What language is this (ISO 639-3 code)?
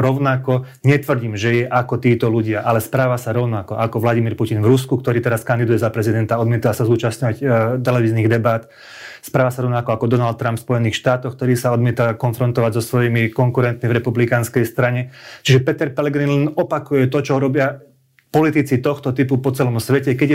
slk